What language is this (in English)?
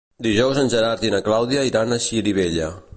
Catalan